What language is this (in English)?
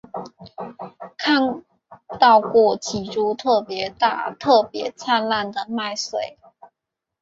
Chinese